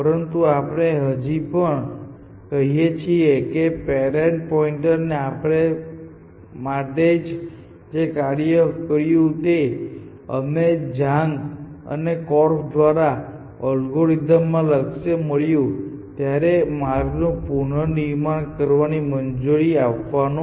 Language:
Gujarati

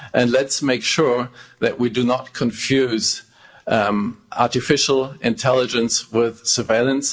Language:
English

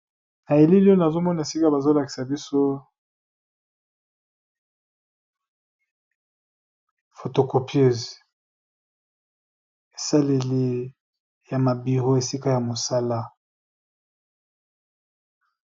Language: Lingala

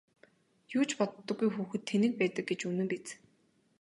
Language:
Mongolian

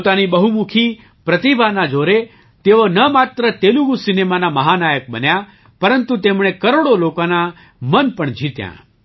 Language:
Gujarati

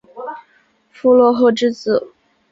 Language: Chinese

